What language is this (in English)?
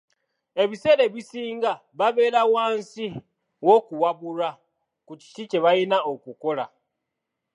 Ganda